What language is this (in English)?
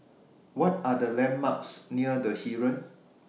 English